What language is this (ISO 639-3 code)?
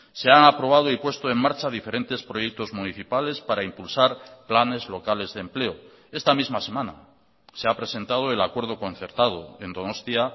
spa